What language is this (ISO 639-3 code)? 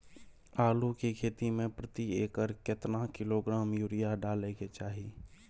mai